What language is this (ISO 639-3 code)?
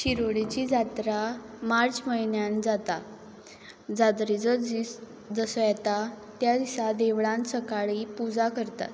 kok